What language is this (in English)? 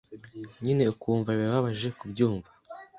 Kinyarwanda